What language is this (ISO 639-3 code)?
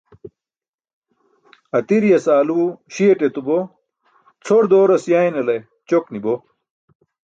bsk